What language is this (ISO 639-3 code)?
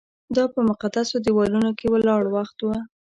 pus